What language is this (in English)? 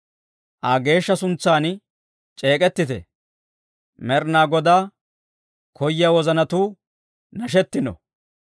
Dawro